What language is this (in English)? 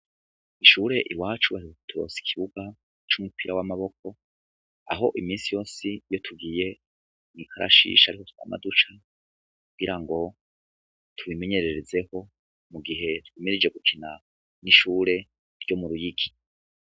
Rundi